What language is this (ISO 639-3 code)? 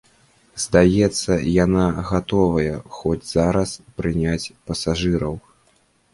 bel